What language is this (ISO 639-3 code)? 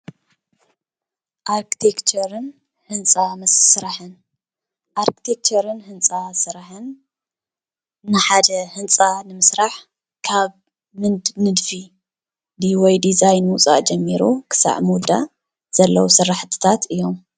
tir